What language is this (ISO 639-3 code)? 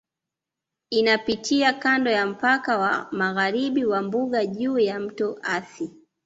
swa